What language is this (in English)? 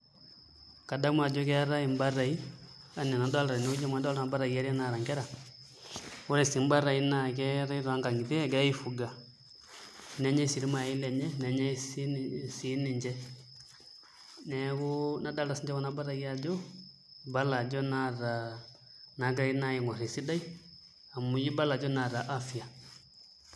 Masai